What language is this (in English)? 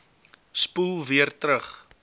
Afrikaans